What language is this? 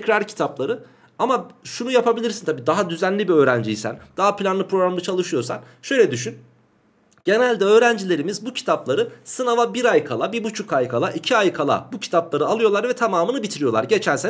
Turkish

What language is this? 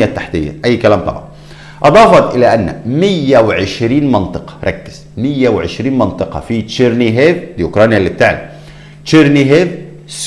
Arabic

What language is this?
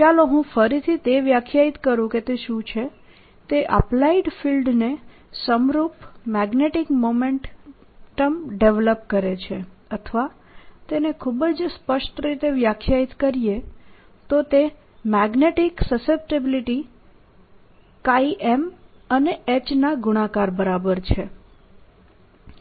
Gujarati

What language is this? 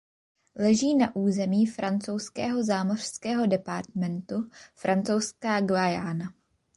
Czech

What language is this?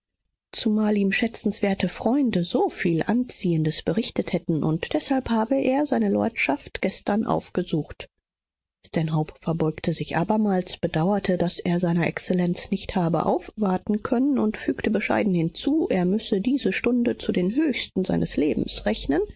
German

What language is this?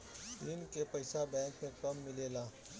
Bhojpuri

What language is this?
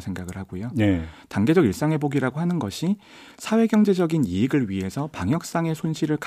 Korean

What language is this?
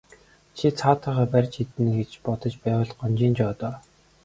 Mongolian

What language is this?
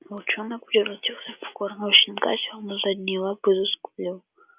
Russian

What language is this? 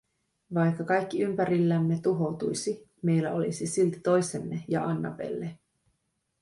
Finnish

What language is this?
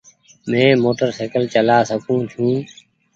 Goaria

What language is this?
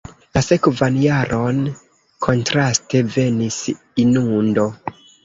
Esperanto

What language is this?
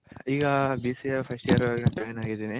Kannada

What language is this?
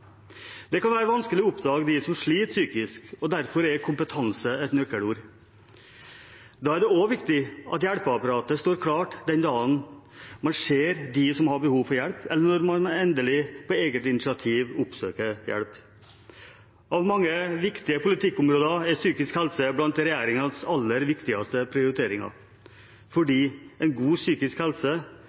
Norwegian Bokmål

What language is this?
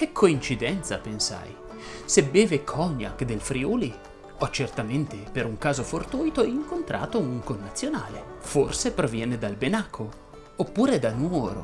Italian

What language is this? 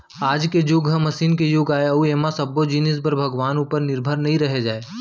Chhattisgarhi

